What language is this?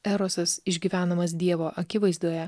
Lithuanian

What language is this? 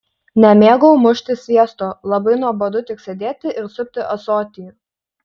Lithuanian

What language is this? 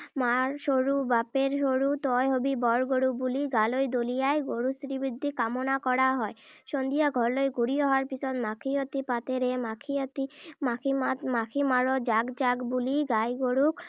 Assamese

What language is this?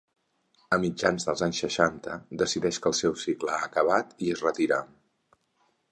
Catalan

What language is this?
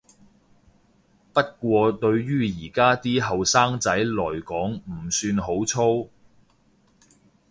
Cantonese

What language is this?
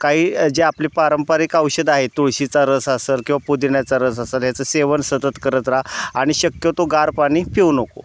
Marathi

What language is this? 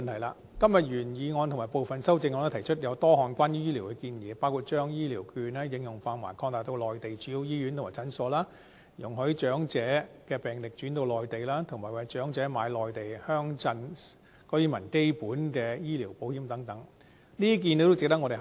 Cantonese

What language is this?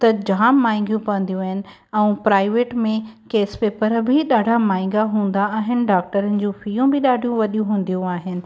Sindhi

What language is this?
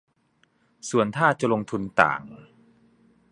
Thai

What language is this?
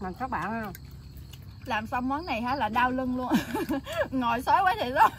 Vietnamese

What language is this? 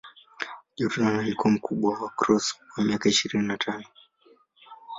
Swahili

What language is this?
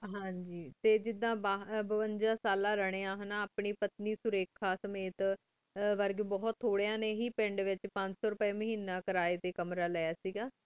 Punjabi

